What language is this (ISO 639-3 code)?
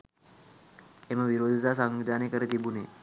sin